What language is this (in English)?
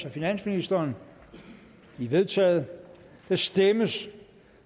Danish